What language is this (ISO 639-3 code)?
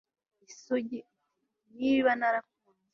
kin